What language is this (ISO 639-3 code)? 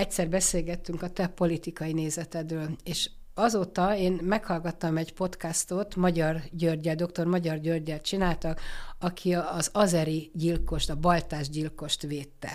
hun